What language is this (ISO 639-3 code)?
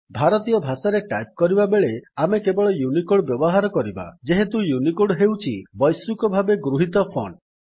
ori